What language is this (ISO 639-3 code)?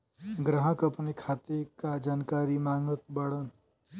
bho